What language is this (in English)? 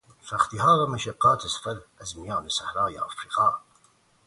Persian